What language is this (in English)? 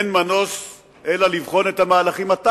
Hebrew